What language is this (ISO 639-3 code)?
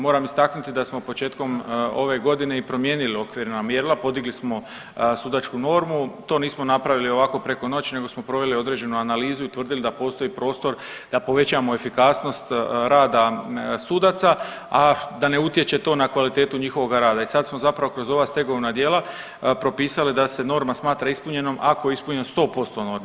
hrv